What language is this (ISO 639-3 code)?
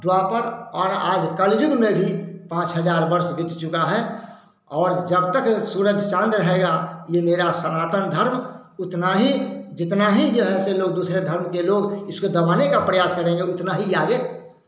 hin